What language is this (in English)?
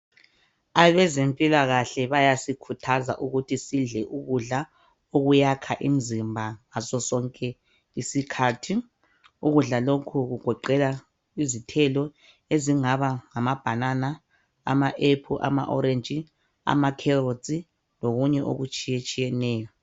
North Ndebele